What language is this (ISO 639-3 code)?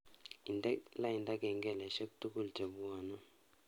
kln